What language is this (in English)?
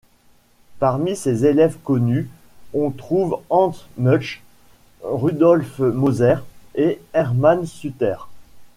French